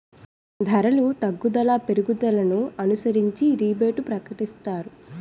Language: Telugu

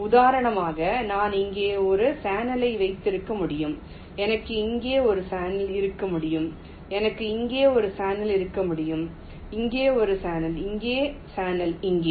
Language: Tamil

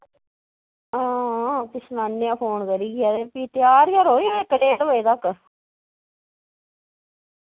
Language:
Dogri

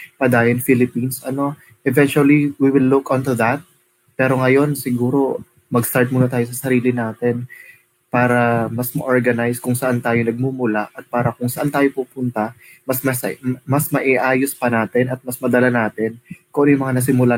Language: Filipino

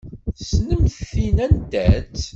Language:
Kabyle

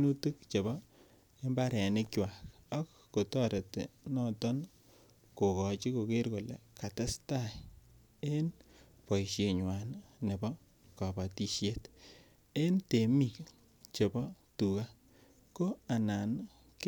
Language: Kalenjin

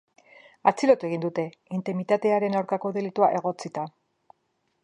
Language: Basque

